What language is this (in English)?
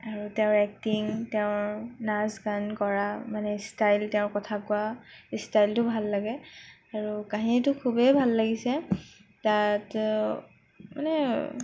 Assamese